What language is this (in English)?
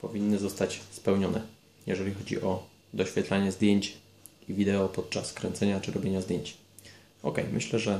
Polish